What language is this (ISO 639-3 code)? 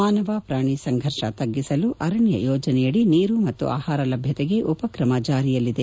kan